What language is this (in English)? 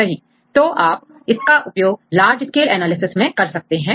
Hindi